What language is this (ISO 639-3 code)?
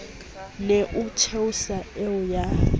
sot